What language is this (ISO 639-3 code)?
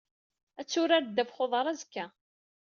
kab